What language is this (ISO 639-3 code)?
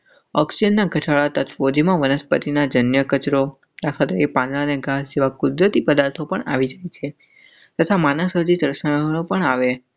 guj